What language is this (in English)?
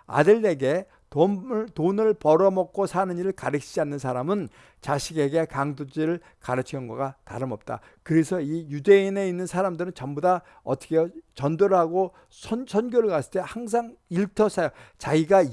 Korean